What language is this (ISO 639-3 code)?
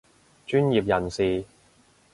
yue